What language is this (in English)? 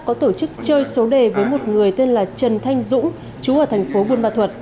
Vietnamese